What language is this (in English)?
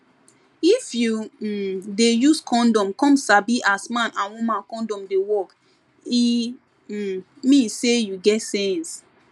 Nigerian Pidgin